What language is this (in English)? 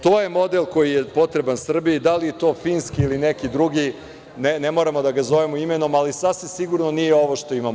Serbian